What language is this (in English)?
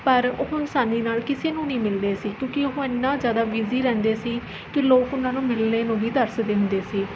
Punjabi